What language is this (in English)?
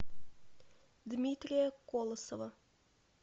Russian